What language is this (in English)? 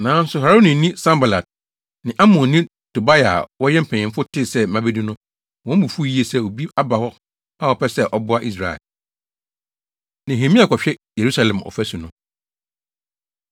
Akan